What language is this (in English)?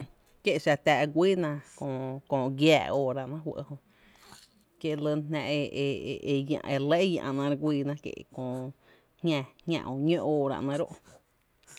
Tepinapa Chinantec